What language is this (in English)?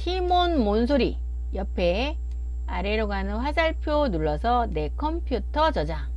Korean